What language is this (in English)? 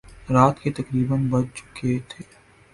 Urdu